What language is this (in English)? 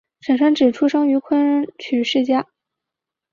Chinese